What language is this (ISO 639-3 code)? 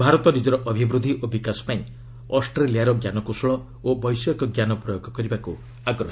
ori